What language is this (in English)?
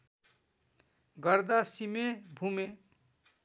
Nepali